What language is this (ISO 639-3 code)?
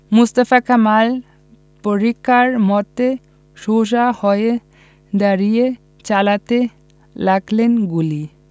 ben